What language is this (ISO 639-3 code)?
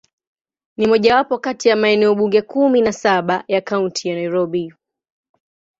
swa